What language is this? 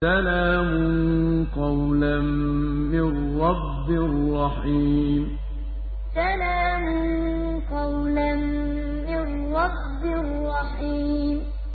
Arabic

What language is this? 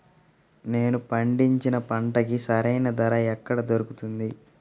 Telugu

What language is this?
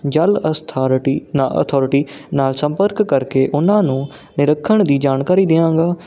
Punjabi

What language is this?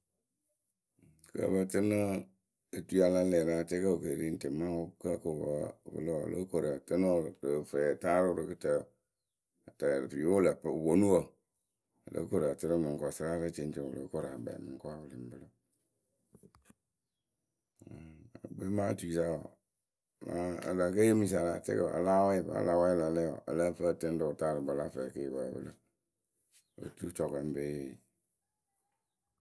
Akebu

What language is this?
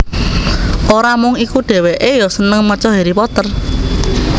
Javanese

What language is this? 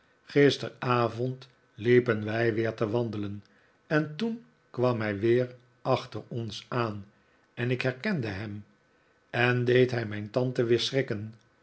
Dutch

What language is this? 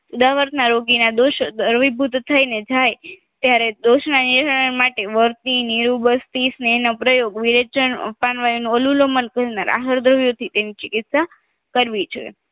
Gujarati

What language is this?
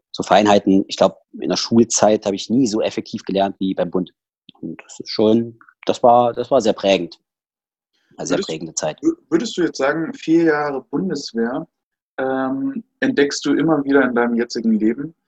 German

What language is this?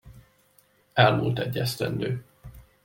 Hungarian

